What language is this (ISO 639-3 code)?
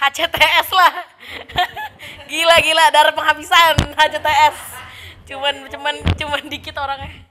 ind